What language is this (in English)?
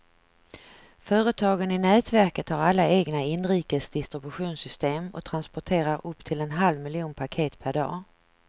Swedish